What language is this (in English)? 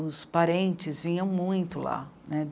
Portuguese